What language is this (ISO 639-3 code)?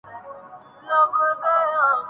urd